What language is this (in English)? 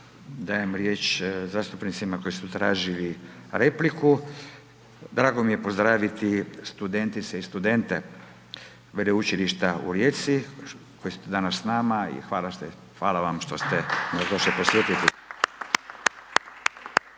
Croatian